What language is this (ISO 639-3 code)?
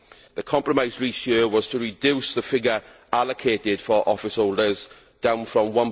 eng